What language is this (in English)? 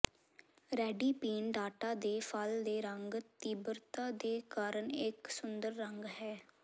Punjabi